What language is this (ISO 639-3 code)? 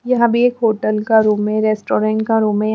hin